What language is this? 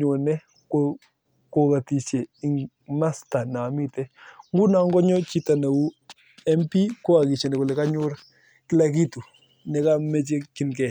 Kalenjin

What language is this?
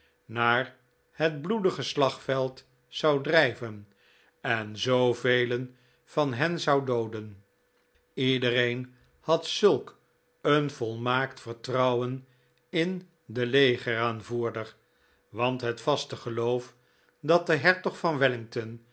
Dutch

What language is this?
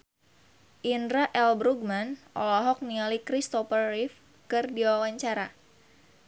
Sundanese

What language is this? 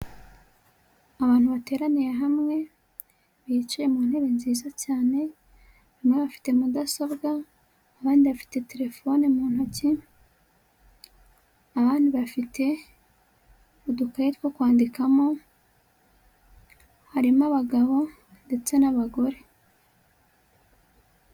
Kinyarwanda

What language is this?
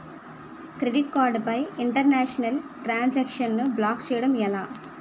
Telugu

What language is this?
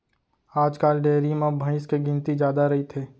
Chhattisgarhi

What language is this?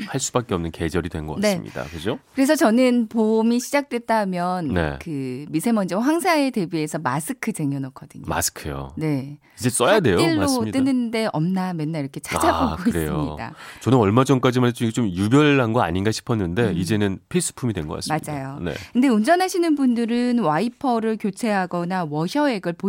Korean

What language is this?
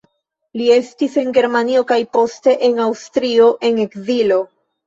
Esperanto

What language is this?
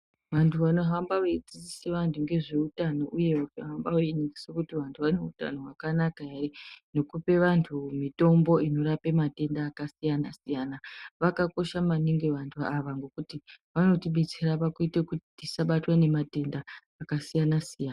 Ndau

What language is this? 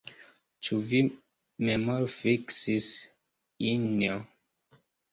Esperanto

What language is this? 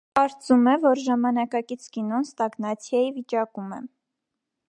Armenian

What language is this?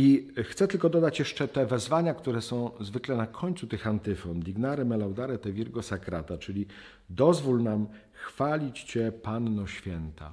Polish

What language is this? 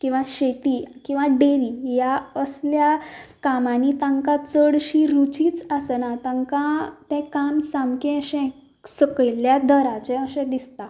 Konkani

